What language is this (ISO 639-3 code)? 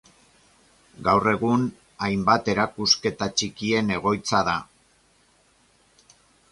eus